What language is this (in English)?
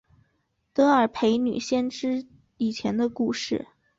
Chinese